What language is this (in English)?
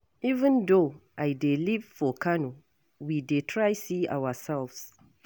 Nigerian Pidgin